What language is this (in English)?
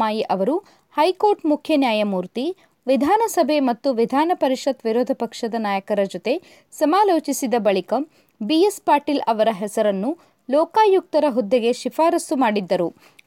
Kannada